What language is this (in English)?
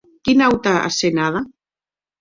Occitan